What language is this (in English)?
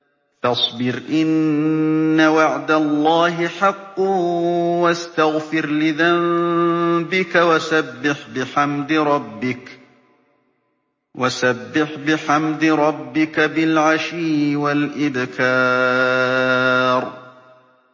Arabic